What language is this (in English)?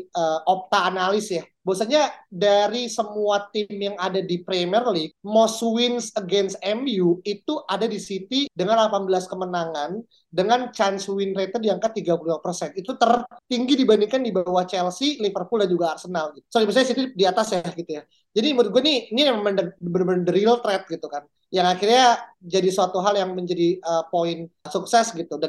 Indonesian